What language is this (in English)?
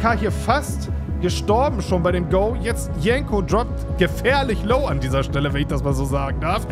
German